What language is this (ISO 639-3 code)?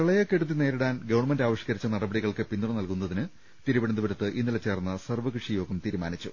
mal